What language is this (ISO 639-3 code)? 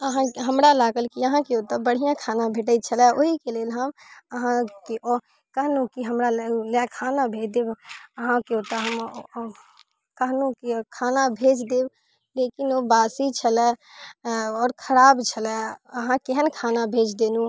mai